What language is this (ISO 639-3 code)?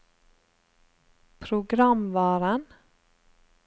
nor